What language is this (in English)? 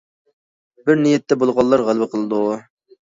Uyghur